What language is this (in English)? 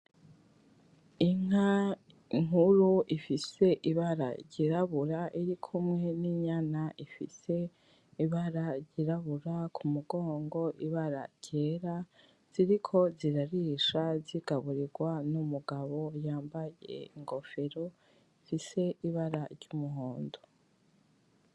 Rundi